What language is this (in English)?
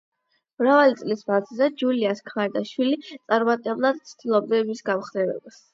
Georgian